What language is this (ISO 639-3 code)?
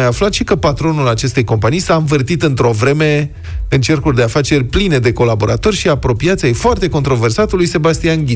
ron